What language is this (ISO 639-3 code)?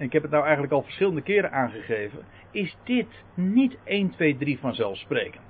nld